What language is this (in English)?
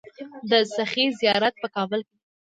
Pashto